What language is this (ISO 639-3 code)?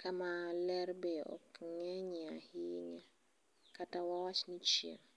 luo